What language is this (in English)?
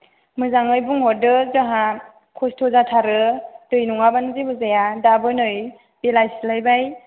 Bodo